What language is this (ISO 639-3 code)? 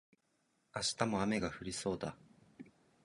jpn